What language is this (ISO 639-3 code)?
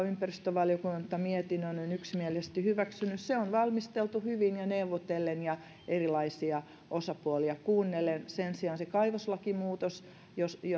fin